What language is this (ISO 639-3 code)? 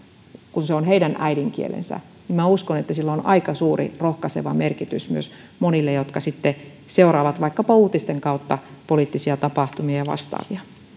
fin